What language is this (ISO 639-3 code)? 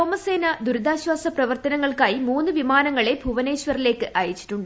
mal